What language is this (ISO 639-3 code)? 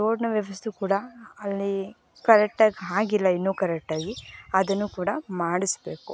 kan